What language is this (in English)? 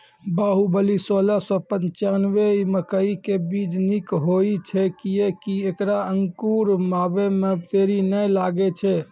Maithili